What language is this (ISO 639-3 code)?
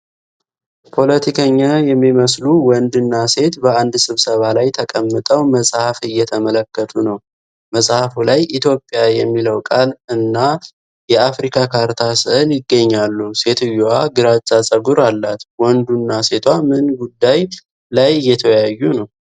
amh